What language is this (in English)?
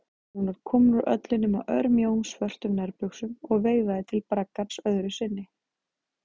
Icelandic